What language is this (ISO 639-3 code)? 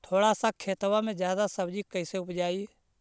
mag